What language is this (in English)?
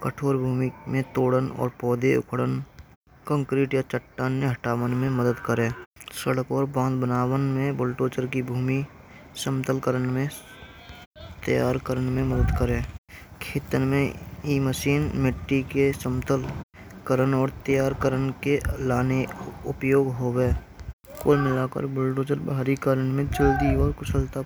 Braj